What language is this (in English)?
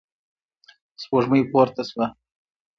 Pashto